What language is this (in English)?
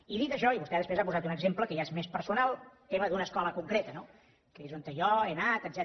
Catalan